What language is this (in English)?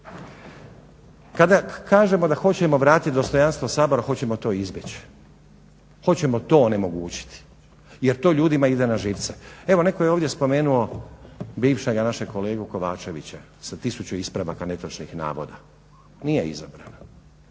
Croatian